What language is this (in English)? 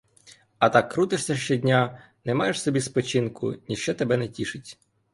Ukrainian